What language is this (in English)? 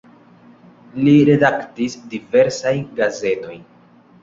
Esperanto